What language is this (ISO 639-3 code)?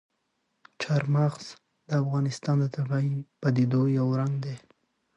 pus